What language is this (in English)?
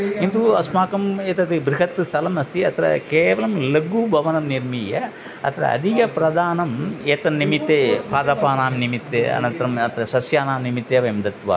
Sanskrit